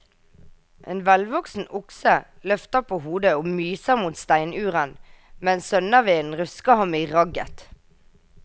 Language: Norwegian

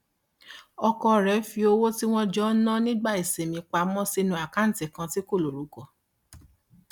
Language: Yoruba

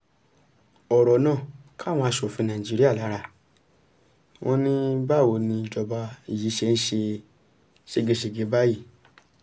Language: Yoruba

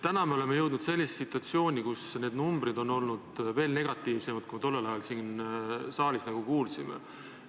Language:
Estonian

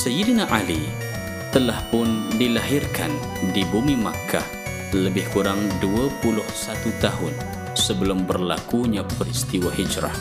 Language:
Malay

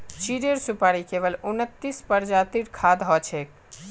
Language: Magahi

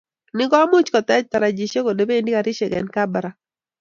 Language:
Kalenjin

